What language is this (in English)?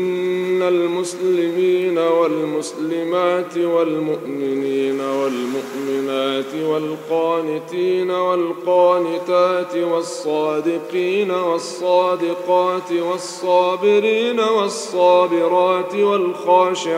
Arabic